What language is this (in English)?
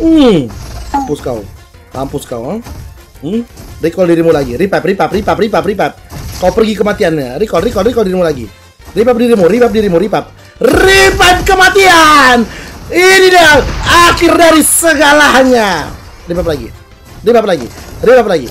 Indonesian